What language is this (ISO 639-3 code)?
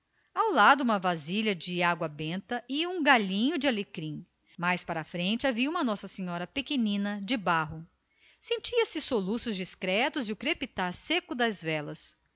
por